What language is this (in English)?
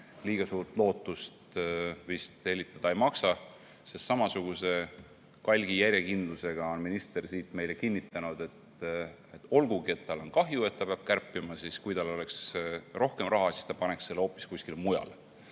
Estonian